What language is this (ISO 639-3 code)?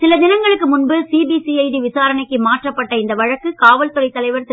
tam